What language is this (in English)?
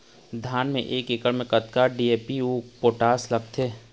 Chhattisgarhi